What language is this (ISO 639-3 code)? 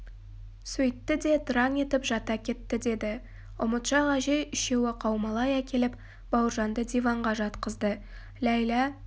kaz